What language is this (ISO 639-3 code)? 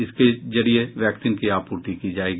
hin